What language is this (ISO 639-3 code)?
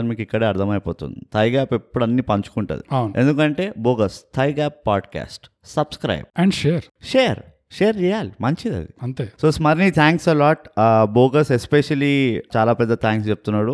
tel